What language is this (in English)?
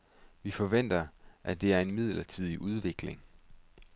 Danish